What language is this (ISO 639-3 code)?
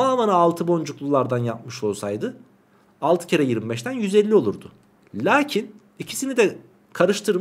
tur